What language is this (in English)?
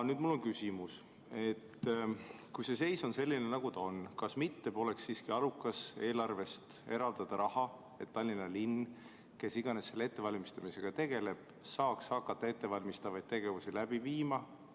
Estonian